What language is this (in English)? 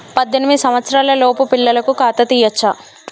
Telugu